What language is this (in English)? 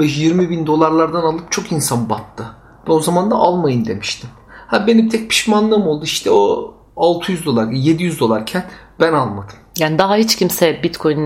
Turkish